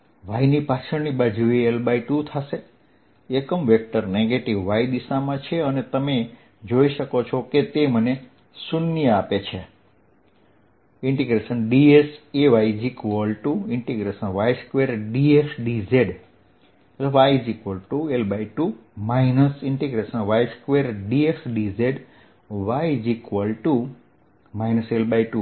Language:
Gujarati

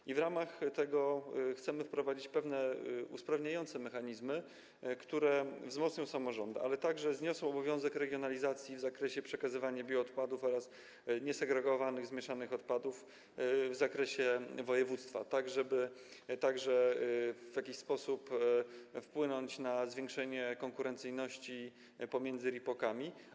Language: Polish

